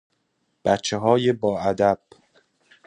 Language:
Persian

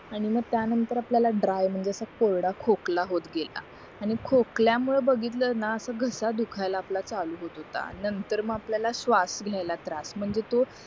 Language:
Marathi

